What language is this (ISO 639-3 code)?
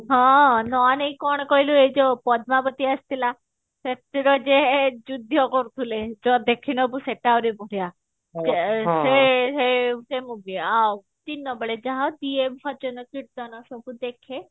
ori